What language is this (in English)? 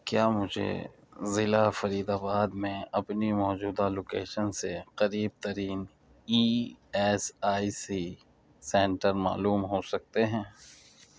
Urdu